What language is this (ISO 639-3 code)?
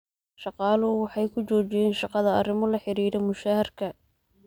som